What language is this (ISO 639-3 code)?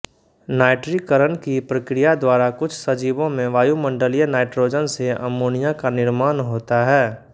hin